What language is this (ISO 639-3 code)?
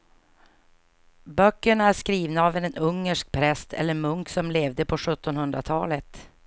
swe